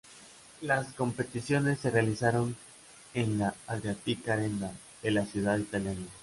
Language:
Spanish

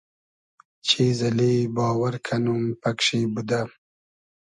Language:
Hazaragi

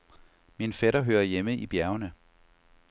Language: Danish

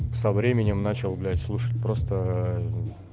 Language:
Russian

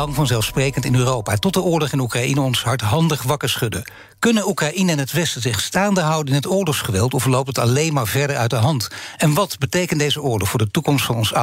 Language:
Dutch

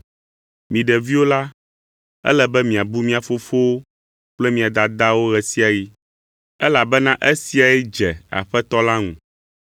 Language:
Ewe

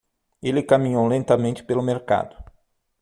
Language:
Portuguese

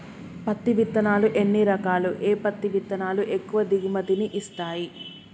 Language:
Telugu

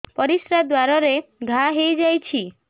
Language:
Odia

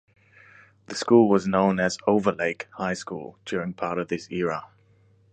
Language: English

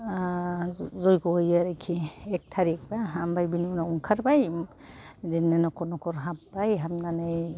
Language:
Bodo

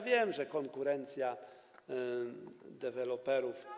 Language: Polish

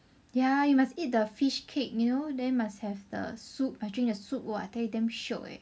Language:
English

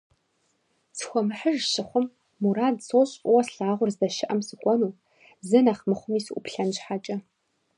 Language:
Kabardian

